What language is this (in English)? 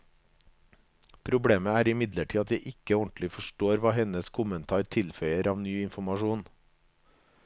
Norwegian